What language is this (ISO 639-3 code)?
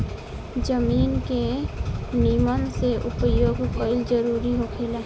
bho